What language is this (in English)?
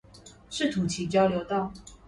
Chinese